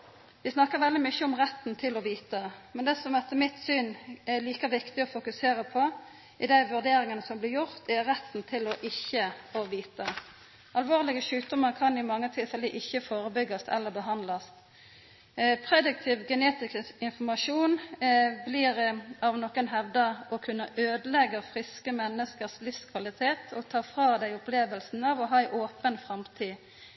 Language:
Norwegian Nynorsk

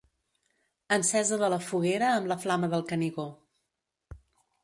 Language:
Catalan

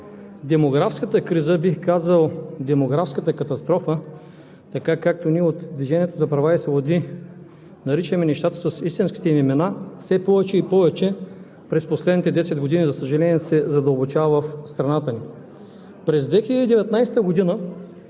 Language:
Bulgarian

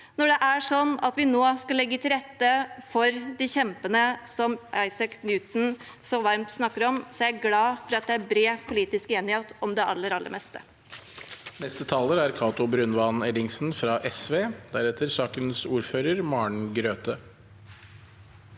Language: Norwegian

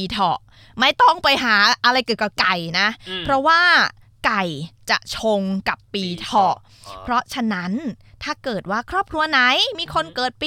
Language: Thai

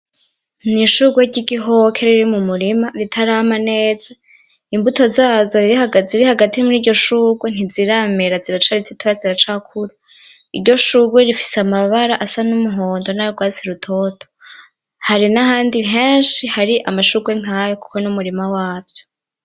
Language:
Rundi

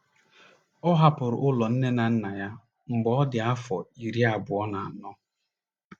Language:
Igbo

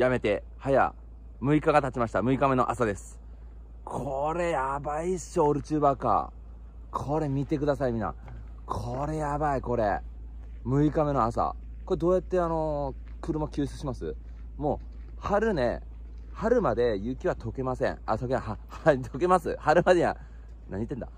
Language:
Japanese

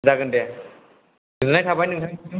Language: Bodo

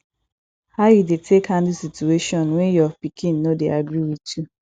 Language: Nigerian Pidgin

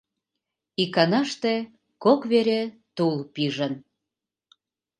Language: Mari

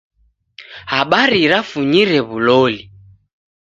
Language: Taita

